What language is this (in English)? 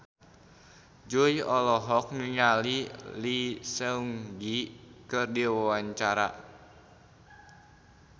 Sundanese